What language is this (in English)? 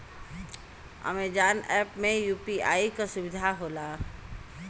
Bhojpuri